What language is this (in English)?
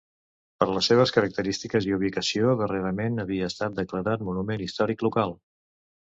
Catalan